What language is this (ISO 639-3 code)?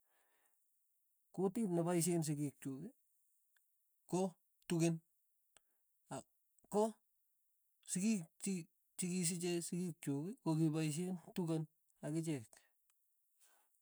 tuy